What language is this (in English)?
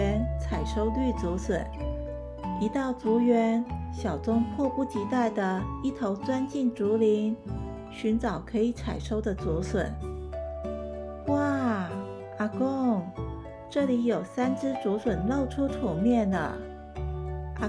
Chinese